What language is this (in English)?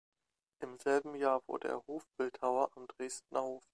German